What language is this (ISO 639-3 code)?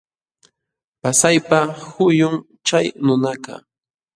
qxw